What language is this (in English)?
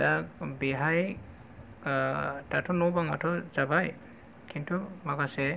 Bodo